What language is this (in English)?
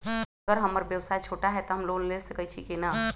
Magahi